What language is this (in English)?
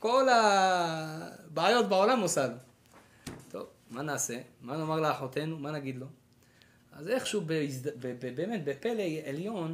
Hebrew